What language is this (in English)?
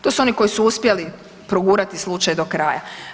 Croatian